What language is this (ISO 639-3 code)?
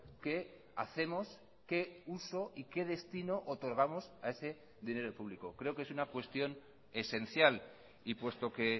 spa